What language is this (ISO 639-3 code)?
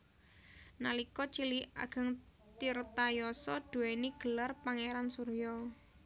jav